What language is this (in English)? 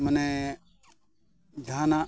Santali